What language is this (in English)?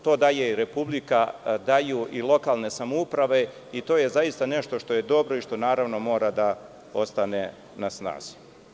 Serbian